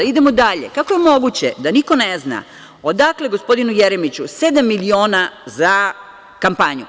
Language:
Serbian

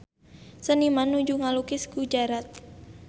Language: Sundanese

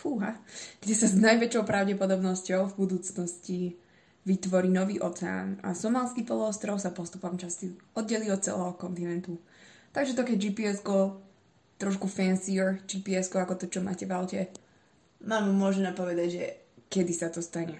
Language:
Slovak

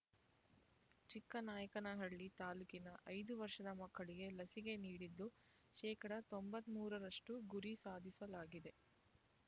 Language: Kannada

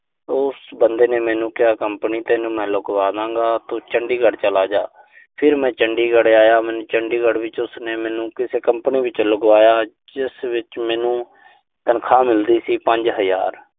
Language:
Punjabi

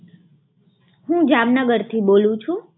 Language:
Gujarati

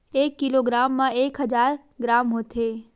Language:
Chhattisgarhi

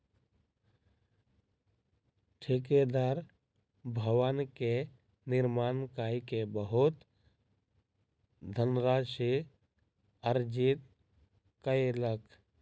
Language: Maithili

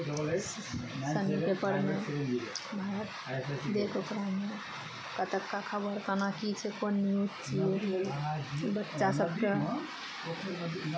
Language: Maithili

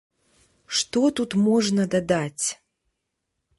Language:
Belarusian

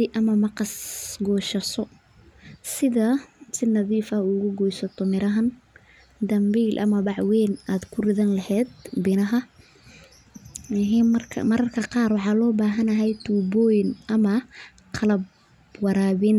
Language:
Somali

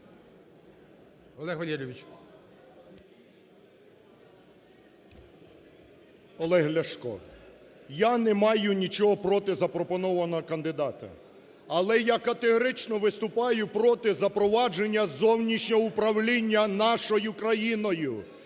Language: Ukrainian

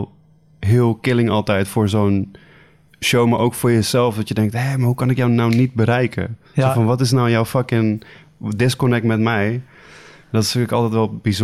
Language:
Dutch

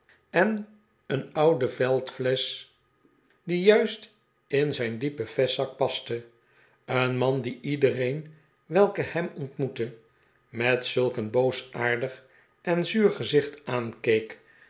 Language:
Dutch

